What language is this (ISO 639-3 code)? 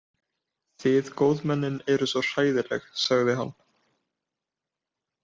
isl